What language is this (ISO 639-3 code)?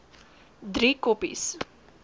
afr